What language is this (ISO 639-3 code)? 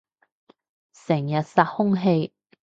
yue